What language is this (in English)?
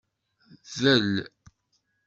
Kabyle